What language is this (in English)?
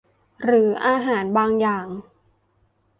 Thai